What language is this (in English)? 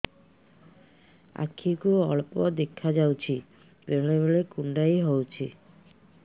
Odia